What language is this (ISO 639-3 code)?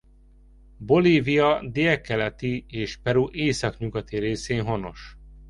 hun